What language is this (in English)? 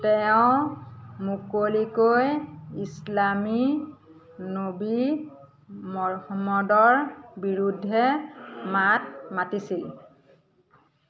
Assamese